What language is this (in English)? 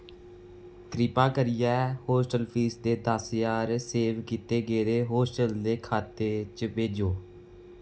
Dogri